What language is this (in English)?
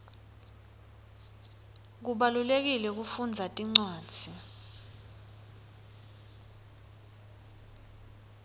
Swati